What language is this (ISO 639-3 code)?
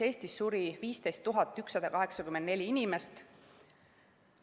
est